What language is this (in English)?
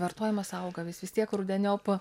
Lithuanian